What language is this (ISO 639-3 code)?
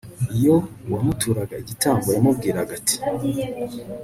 kin